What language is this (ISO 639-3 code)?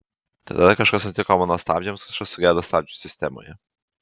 lit